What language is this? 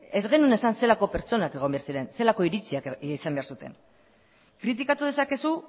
Basque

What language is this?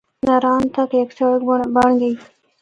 Northern Hindko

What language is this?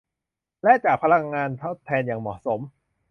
Thai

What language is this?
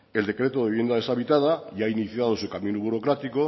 Spanish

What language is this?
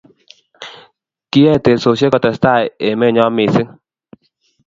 Kalenjin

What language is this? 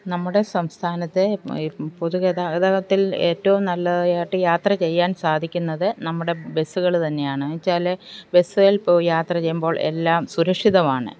Malayalam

